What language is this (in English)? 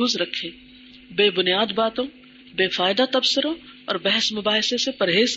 Urdu